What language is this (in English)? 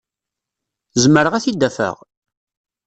Kabyle